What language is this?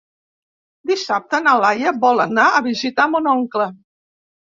Catalan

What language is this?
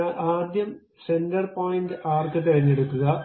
Malayalam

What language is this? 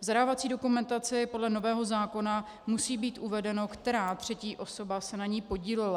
Czech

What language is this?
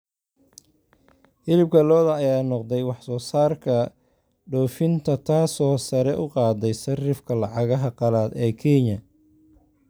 Somali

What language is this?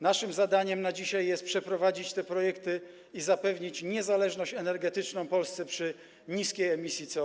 Polish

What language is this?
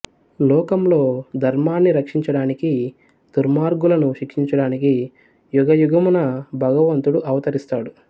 Telugu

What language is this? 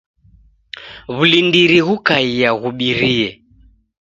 Taita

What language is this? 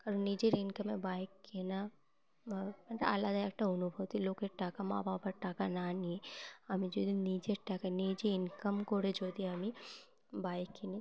Bangla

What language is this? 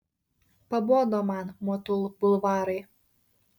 Lithuanian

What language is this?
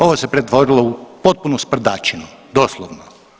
Croatian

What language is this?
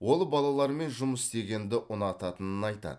Kazakh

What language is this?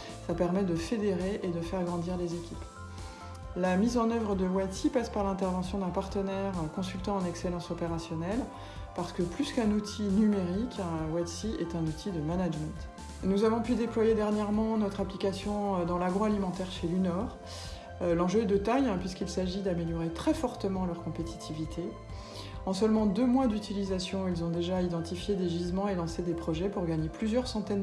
French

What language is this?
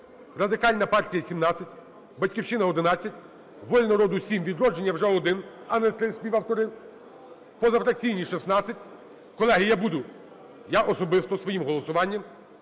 Ukrainian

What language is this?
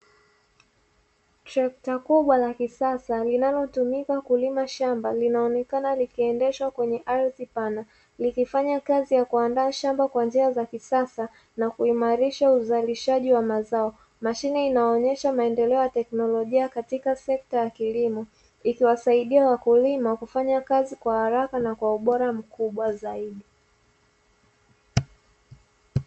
Swahili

